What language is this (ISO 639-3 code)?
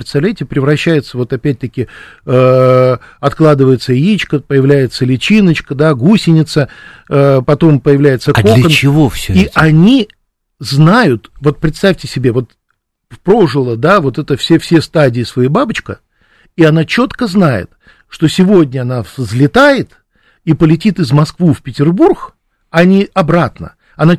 rus